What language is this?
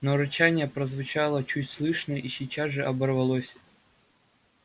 Russian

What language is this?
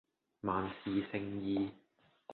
Cantonese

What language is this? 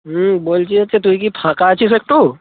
Bangla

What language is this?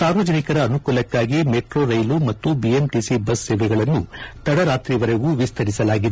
Kannada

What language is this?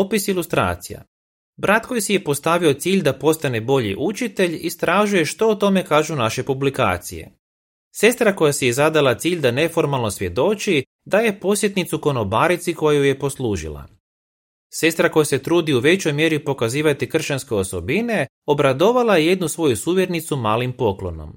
Croatian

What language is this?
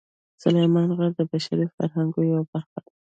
Pashto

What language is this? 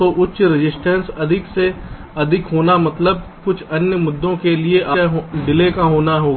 Hindi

